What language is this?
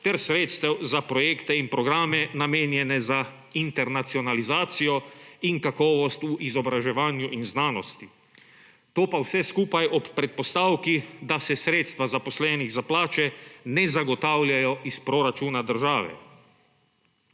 Slovenian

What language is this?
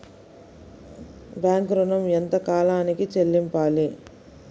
Telugu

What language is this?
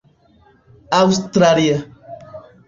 Esperanto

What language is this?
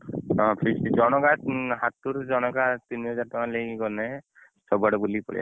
Odia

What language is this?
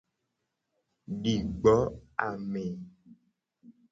Gen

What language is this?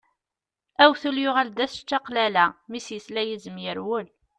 Kabyle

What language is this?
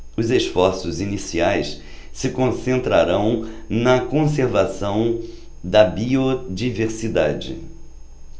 Portuguese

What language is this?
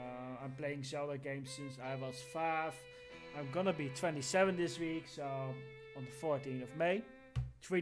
English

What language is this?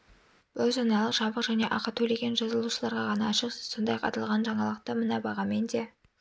Kazakh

